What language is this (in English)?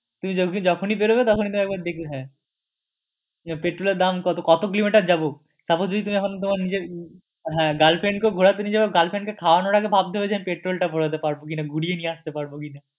Bangla